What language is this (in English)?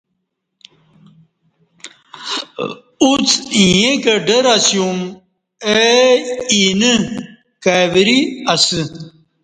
Kati